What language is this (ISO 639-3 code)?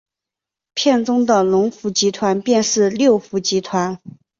zho